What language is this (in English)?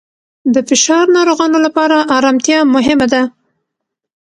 Pashto